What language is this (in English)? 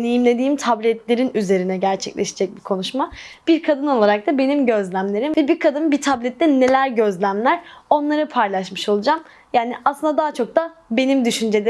Turkish